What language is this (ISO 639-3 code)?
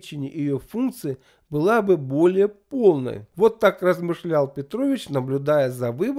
rus